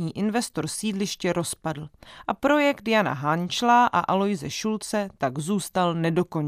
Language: Czech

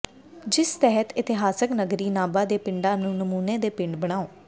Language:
Punjabi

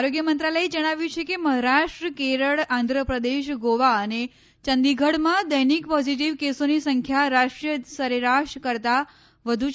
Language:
Gujarati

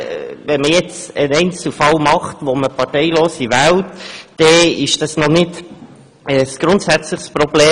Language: Swiss German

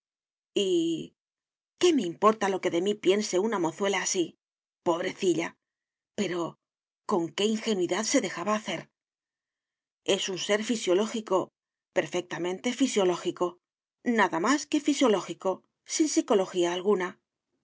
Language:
Spanish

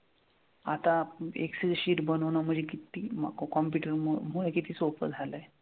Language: Marathi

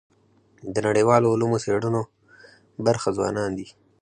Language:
Pashto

